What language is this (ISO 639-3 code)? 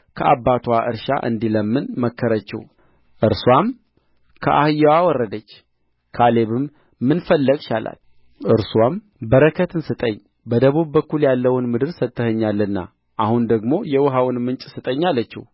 amh